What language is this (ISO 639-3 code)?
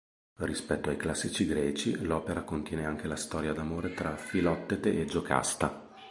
ita